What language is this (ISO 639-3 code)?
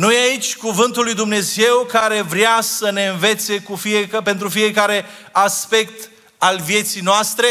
ron